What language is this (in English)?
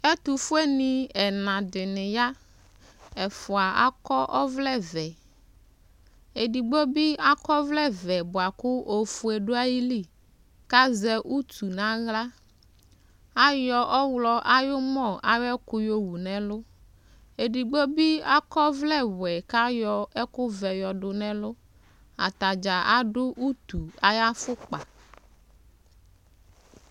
Ikposo